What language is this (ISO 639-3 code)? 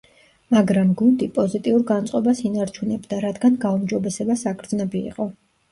kat